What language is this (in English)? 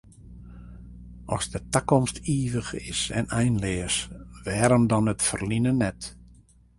Western Frisian